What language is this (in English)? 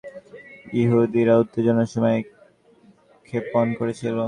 Bangla